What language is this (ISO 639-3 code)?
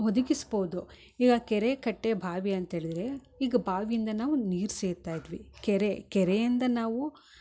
kan